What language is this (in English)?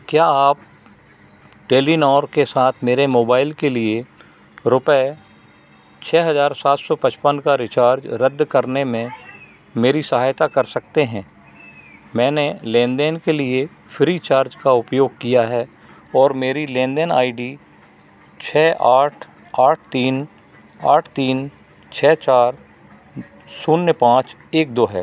Hindi